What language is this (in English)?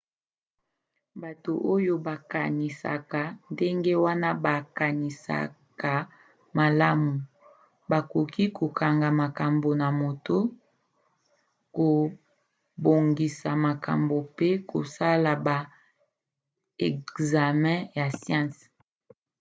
Lingala